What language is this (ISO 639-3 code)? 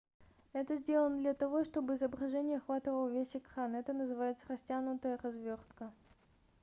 rus